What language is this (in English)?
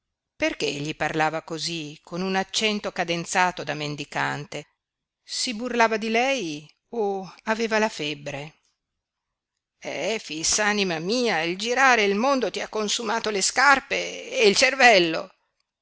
Italian